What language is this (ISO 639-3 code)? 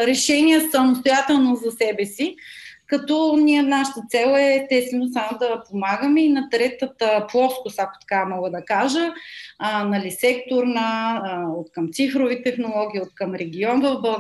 bul